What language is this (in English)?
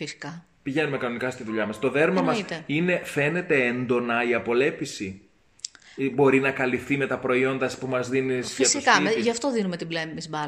Greek